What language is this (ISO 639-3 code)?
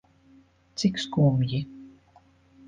lav